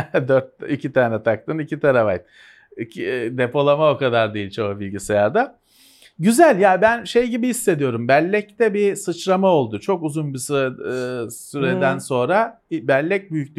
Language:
Turkish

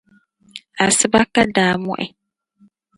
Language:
Dagbani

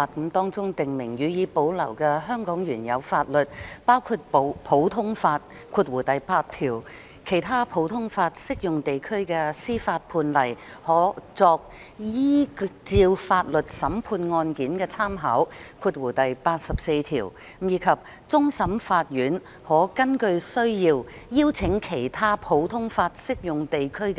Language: Cantonese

